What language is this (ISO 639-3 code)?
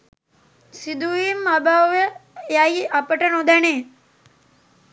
sin